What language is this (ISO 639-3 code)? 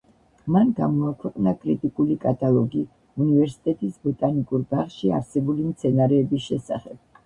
kat